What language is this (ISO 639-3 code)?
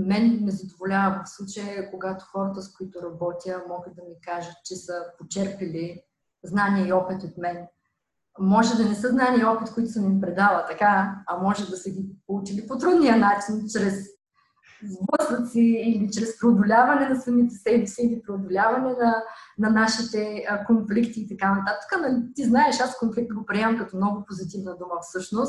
bul